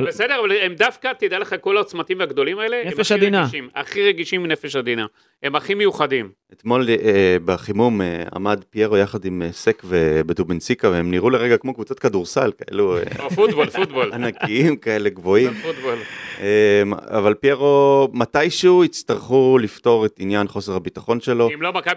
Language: Hebrew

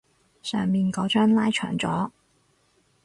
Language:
Cantonese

